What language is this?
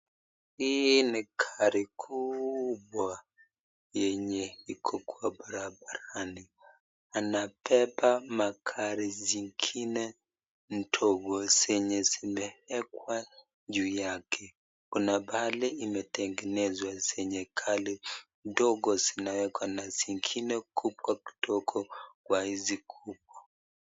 Swahili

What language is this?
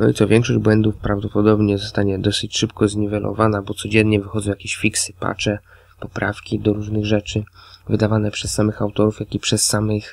Polish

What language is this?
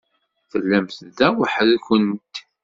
Kabyle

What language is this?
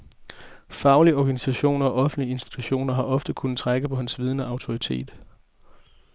Danish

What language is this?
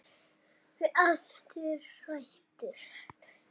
Icelandic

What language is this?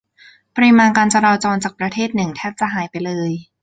Thai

